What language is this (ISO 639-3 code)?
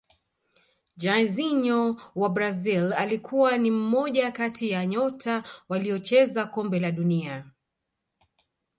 swa